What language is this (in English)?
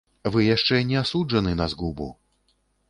Belarusian